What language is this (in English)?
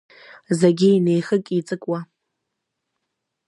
Abkhazian